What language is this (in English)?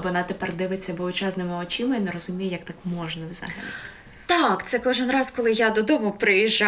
Ukrainian